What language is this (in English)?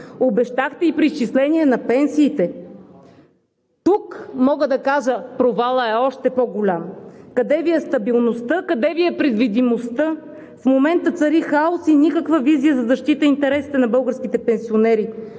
Bulgarian